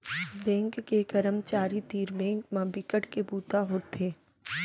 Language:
Chhattisgarhi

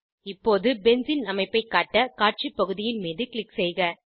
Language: Tamil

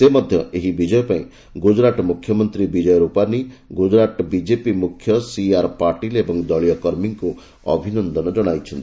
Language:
Odia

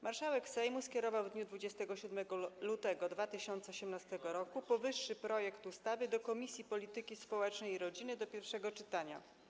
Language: Polish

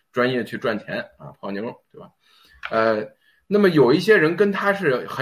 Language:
Chinese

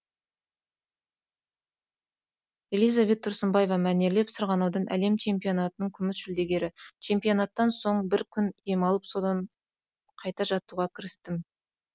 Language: Kazakh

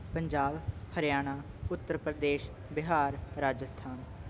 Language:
Punjabi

